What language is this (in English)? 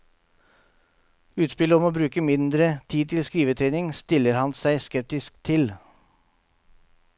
Norwegian